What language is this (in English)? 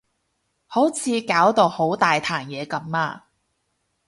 Cantonese